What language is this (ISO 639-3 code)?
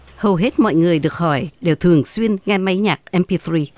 vie